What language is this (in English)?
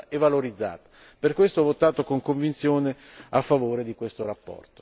Italian